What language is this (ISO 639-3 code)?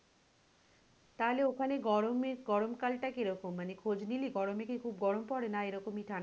ben